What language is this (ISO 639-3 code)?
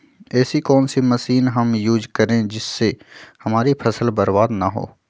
mag